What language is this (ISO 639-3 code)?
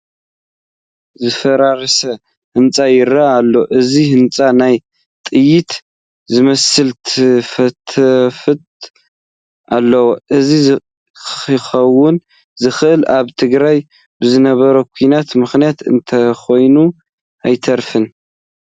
tir